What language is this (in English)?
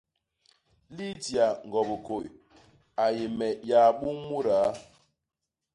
Basaa